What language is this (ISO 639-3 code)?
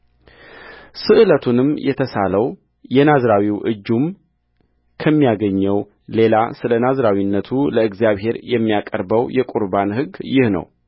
amh